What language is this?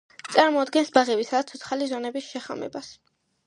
Georgian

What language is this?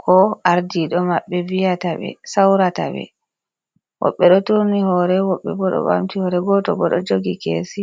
Fula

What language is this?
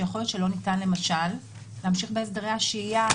Hebrew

